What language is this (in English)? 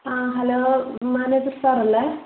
Malayalam